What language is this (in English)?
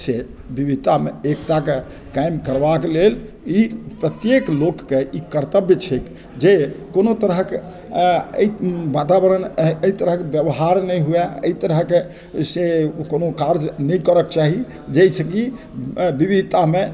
Maithili